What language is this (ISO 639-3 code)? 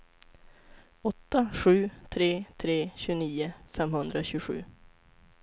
swe